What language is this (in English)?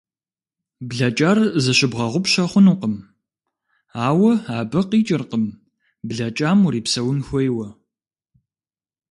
Kabardian